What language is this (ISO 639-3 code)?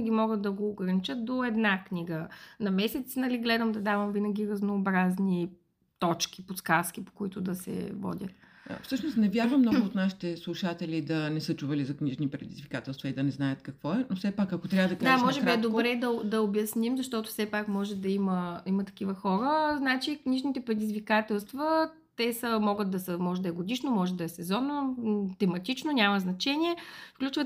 bul